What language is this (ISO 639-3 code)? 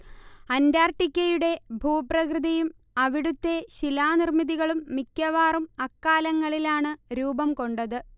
mal